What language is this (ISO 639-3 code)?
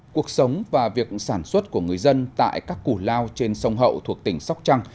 vie